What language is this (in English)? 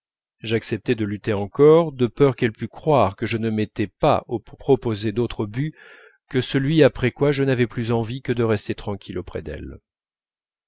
French